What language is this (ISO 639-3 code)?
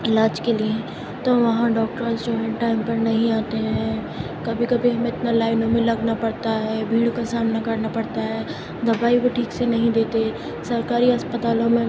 urd